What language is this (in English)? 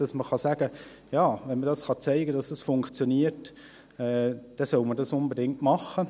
Swiss German